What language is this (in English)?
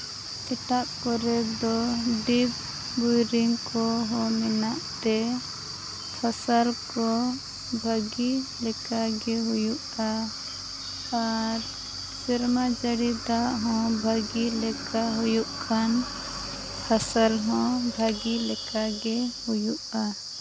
Santali